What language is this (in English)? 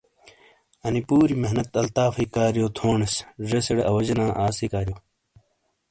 Shina